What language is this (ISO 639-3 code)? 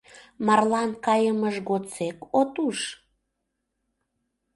chm